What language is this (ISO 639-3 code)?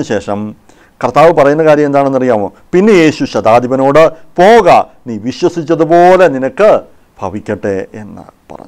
tur